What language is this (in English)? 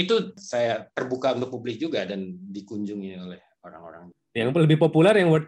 Indonesian